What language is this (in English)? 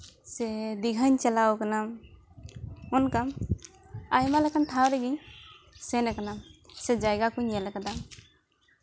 Santali